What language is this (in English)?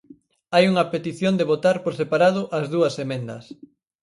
Galician